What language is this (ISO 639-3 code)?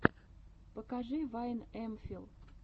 rus